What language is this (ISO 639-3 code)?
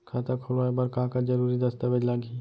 hne